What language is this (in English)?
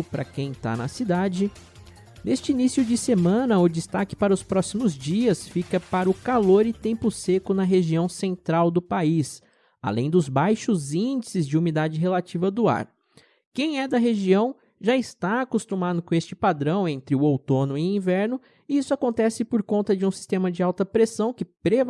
Portuguese